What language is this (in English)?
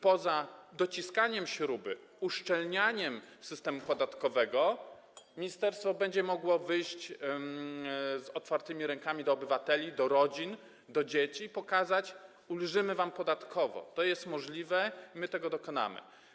Polish